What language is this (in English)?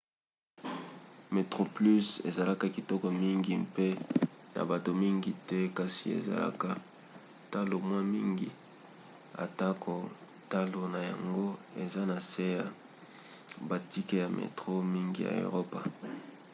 Lingala